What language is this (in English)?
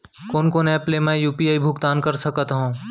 Chhattisgarhi